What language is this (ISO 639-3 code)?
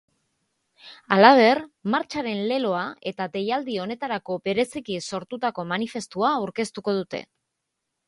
eus